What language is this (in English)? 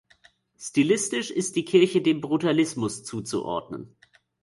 German